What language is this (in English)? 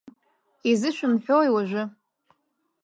Abkhazian